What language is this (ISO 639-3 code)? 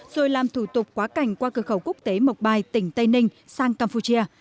vie